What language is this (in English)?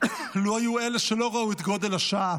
Hebrew